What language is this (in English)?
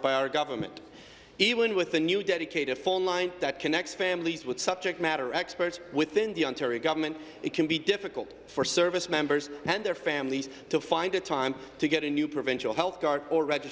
English